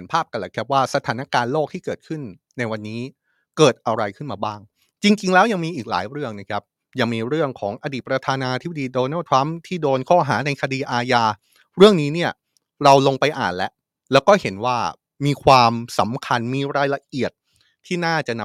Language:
Thai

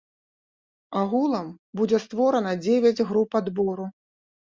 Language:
Belarusian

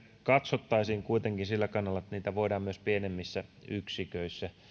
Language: Finnish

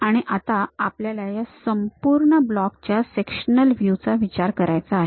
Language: Marathi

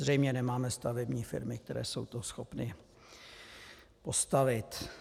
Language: Czech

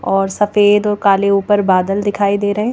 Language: Hindi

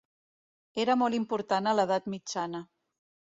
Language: Catalan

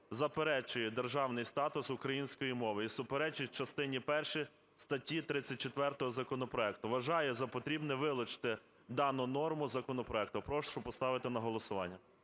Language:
Ukrainian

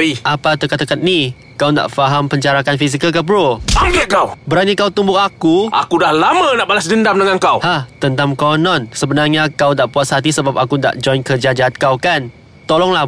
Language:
Malay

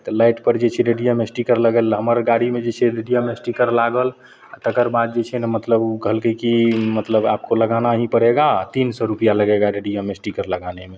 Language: Maithili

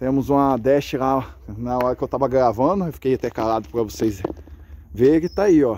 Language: Portuguese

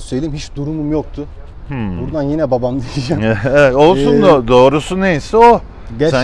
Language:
Turkish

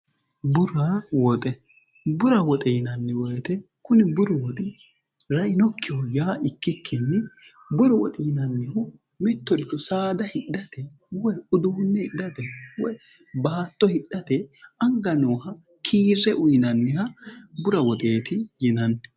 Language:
Sidamo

